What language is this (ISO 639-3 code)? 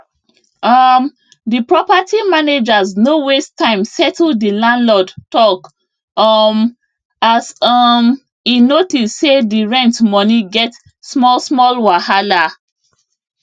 pcm